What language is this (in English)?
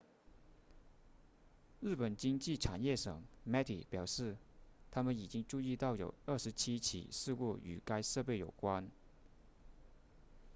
Chinese